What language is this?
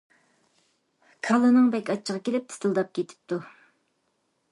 Uyghur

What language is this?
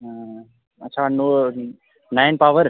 Dogri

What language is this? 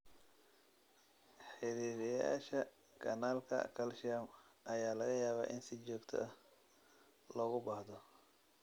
Somali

